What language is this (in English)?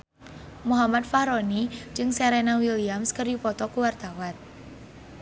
Sundanese